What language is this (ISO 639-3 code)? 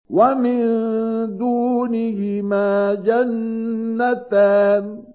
ara